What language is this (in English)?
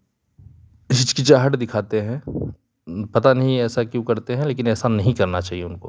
Hindi